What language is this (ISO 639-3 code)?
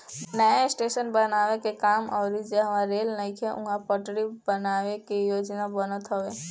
bho